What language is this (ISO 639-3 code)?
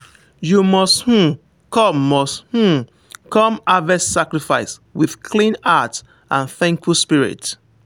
pcm